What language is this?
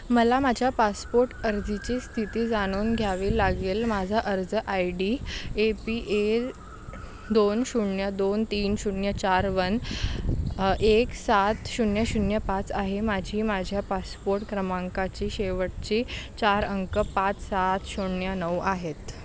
Marathi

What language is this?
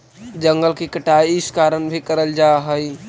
Magahi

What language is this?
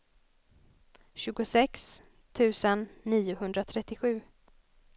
Swedish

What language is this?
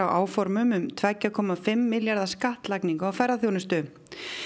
Icelandic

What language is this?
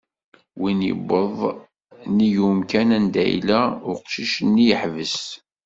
Kabyle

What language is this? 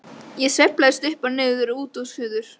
Icelandic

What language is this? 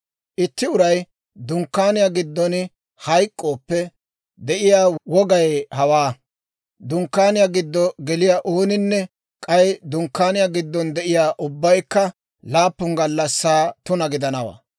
Dawro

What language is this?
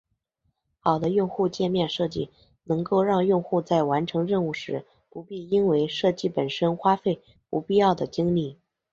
Chinese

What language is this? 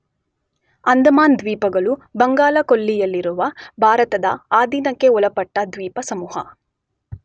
Kannada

